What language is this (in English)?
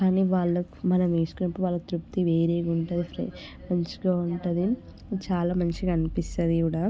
Telugu